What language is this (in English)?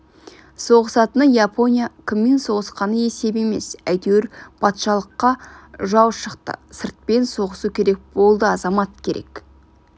Kazakh